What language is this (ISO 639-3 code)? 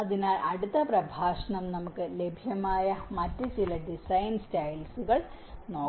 mal